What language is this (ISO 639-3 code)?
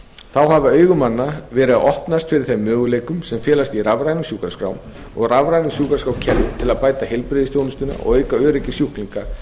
isl